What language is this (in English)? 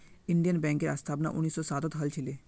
Magahi